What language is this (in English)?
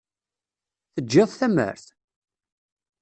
Kabyle